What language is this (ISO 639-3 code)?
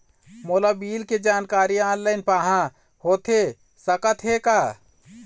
hne